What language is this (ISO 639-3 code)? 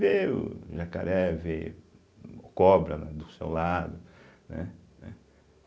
por